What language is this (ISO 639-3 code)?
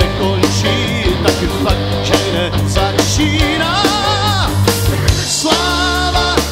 ron